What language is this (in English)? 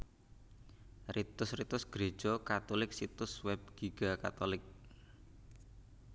Javanese